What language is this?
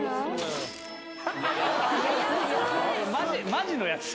Japanese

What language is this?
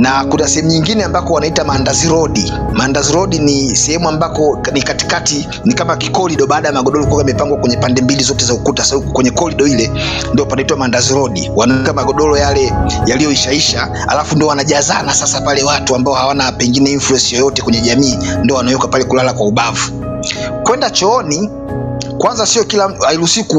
Swahili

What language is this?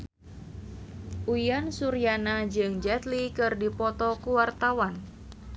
Sundanese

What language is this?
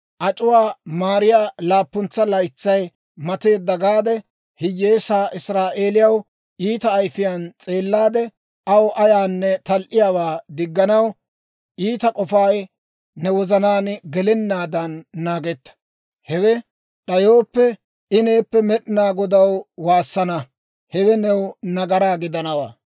Dawro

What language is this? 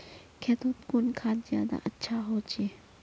Magahi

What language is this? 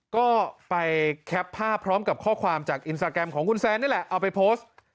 Thai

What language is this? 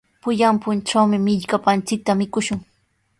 Sihuas Ancash Quechua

